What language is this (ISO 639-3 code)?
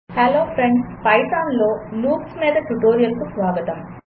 tel